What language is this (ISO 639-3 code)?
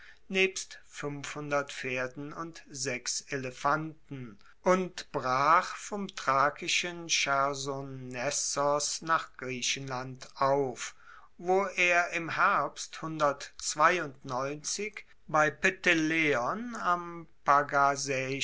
deu